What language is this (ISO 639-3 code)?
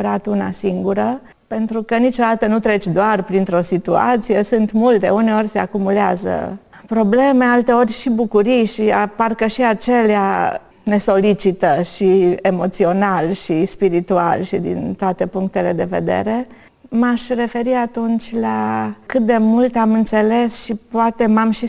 ron